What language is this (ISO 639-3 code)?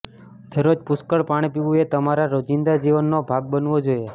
guj